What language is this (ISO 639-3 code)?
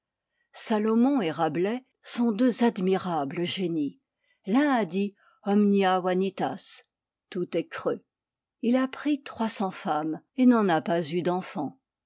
fra